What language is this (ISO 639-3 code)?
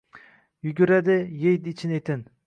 uzb